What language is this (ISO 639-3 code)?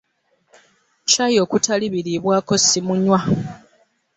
lug